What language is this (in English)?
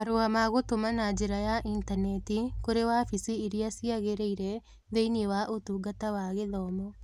Kikuyu